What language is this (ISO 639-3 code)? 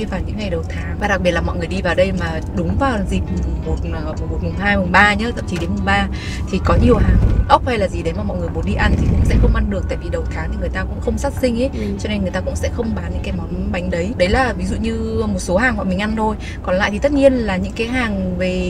vie